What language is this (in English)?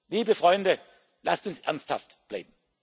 German